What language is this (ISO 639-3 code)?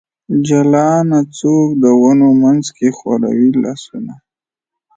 pus